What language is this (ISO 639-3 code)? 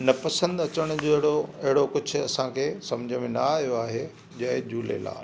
snd